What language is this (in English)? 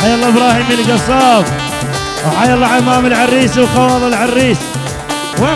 Arabic